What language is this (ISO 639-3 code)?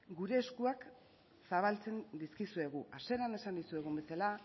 eus